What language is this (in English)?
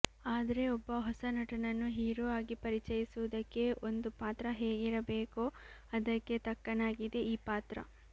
Kannada